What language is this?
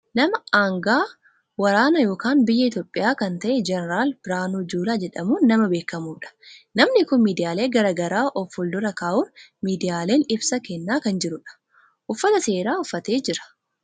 Oromo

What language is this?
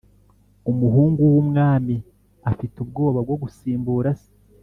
Kinyarwanda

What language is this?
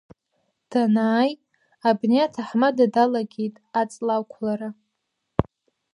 Abkhazian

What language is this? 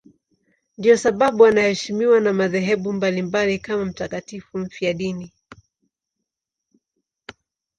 Swahili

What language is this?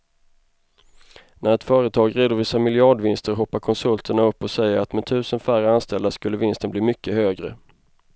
Swedish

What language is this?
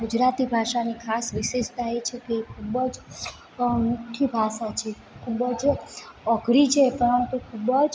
Gujarati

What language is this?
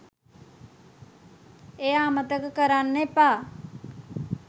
Sinhala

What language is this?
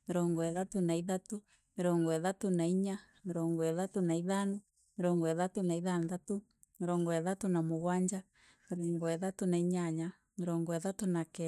Meru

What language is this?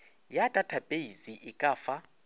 Northern Sotho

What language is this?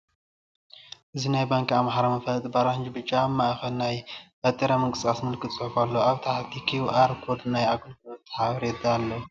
Tigrinya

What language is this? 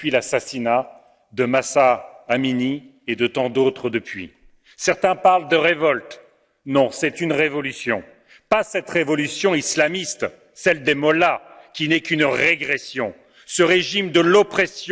French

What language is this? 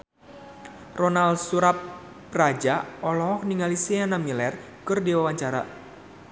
Sundanese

